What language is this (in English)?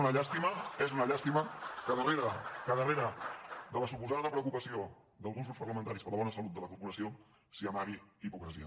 Catalan